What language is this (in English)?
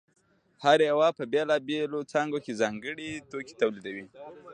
Pashto